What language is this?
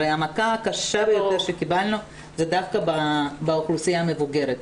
Hebrew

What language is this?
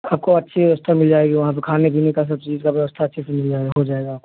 Hindi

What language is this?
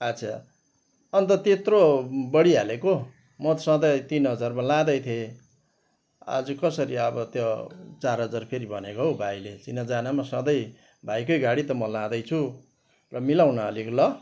Nepali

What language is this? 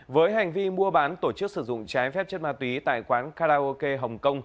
Vietnamese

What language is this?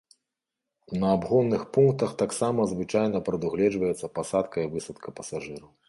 Belarusian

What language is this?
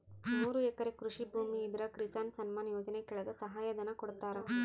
Kannada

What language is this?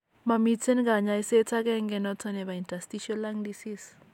Kalenjin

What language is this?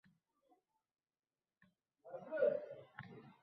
Uzbek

